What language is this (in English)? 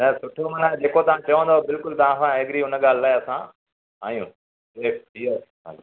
Sindhi